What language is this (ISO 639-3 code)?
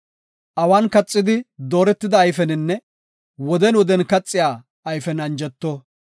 gof